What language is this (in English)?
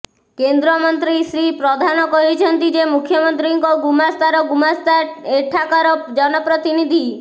Odia